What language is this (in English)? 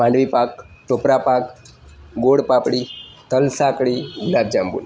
Gujarati